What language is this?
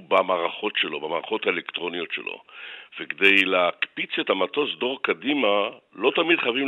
Hebrew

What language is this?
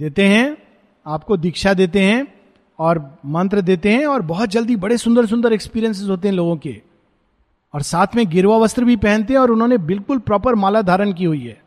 Hindi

